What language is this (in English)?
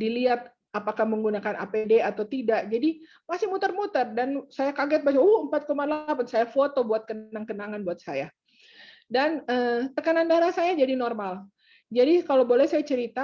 Indonesian